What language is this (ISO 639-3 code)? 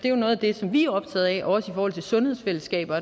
dan